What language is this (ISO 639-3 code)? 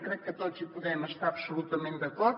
cat